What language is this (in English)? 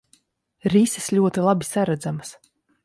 Latvian